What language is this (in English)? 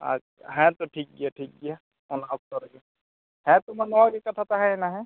Santali